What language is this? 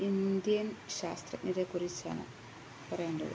Malayalam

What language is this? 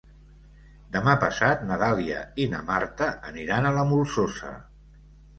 Catalan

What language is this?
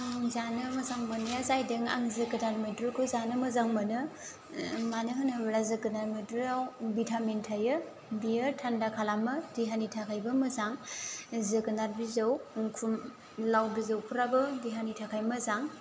Bodo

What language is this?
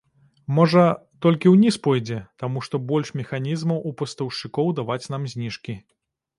Belarusian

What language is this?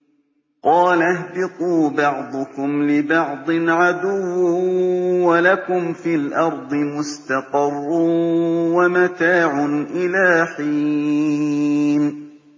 Arabic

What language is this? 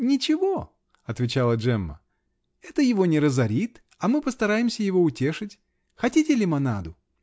Russian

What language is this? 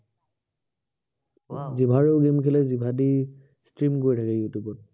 Assamese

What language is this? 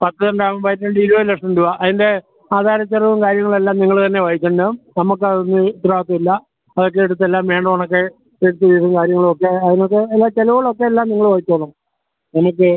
Malayalam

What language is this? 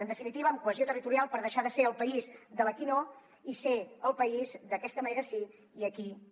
Catalan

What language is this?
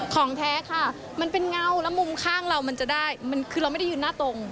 Thai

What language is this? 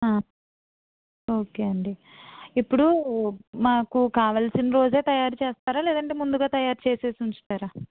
Telugu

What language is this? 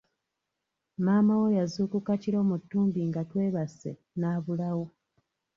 Ganda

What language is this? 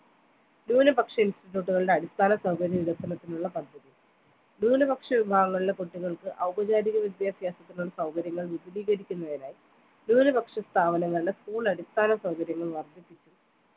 Malayalam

